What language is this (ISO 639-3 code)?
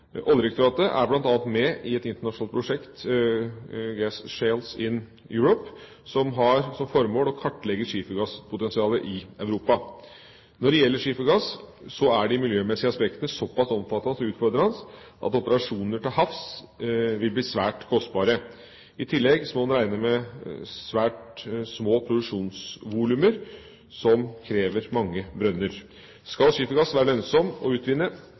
nob